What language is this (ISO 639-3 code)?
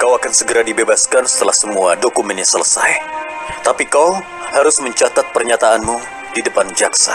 ind